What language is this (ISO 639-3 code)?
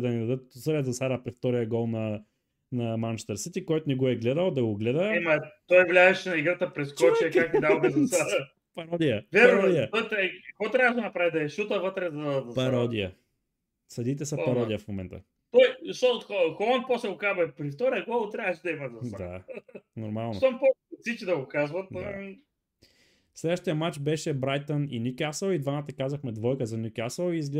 bul